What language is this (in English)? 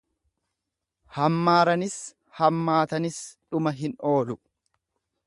Oromo